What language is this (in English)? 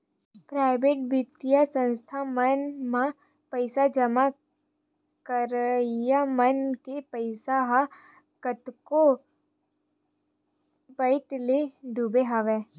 Chhattisgarhi